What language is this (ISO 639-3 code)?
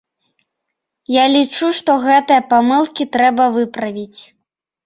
bel